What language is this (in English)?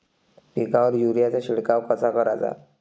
Marathi